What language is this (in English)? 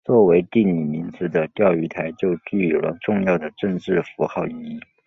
Chinese